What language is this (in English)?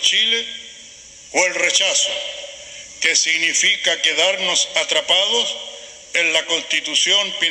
Spanish